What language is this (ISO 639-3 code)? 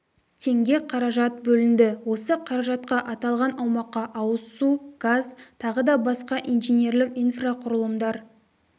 kaz